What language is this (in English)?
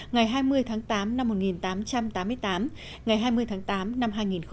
Vietnamese